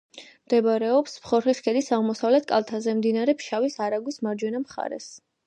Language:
Georgian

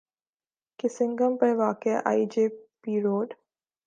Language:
Urdu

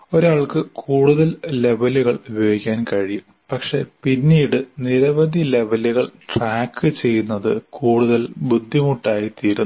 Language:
Malayalam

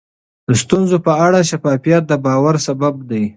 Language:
Pashto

